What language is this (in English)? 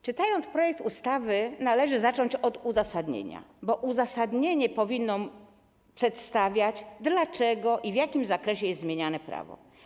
Polish